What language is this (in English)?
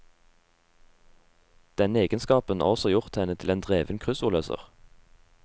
Norwegian